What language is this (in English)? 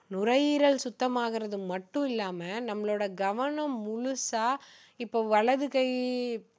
Tamil